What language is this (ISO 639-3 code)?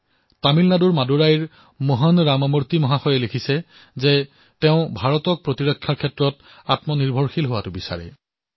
asm